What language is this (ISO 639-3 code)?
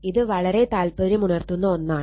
mal